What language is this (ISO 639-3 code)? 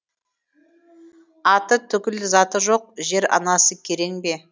kaz